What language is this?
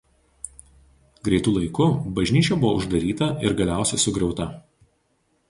Lithuanian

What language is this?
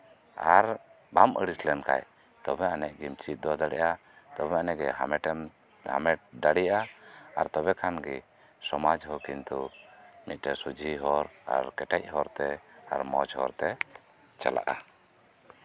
Santali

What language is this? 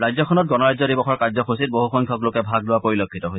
Assamese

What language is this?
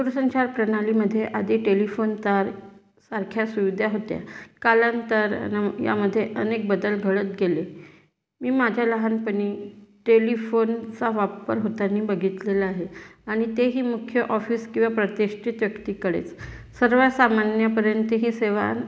Marathi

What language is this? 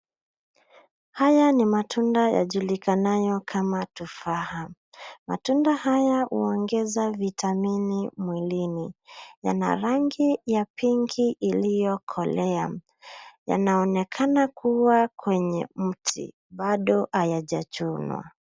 Swahili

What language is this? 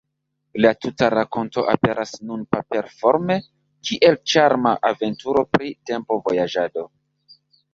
Esperanto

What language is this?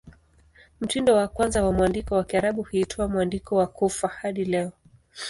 Swahili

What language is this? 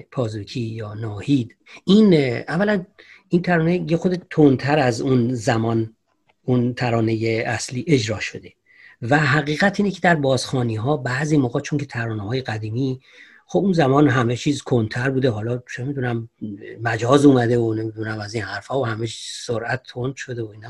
Persian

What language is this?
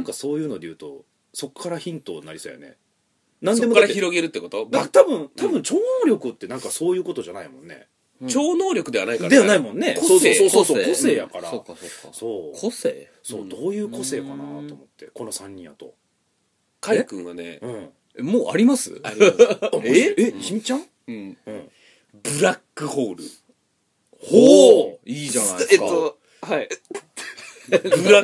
Japanese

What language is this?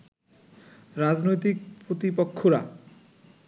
Bangla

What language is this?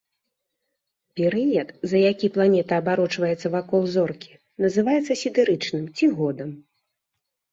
Belarusian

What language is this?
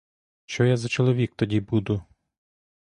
Ukrainian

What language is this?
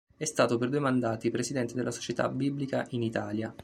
Italian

